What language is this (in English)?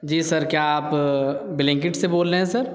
Urdu